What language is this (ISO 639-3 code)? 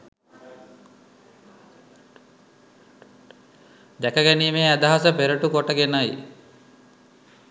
sin